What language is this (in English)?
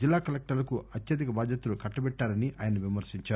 Telugu